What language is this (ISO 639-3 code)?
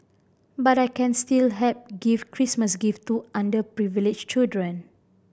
eng